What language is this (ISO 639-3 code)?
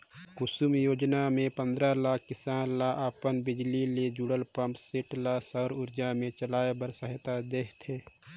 hne